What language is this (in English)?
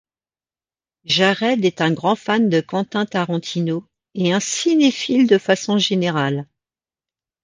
French